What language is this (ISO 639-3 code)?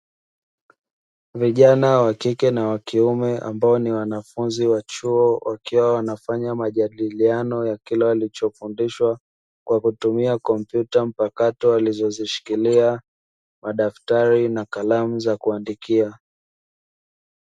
swa